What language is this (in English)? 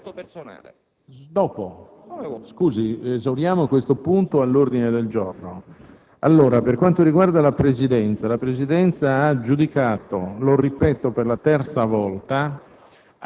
Italian